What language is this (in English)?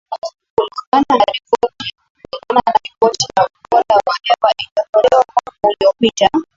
Swahili